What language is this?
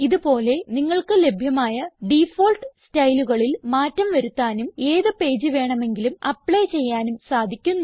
Malayalam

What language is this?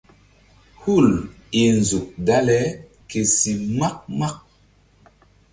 Mbum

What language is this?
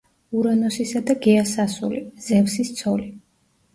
Georgian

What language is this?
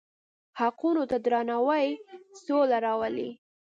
Pashto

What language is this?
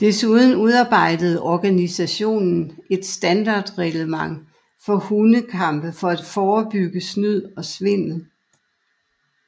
Danish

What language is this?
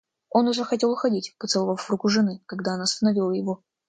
Russian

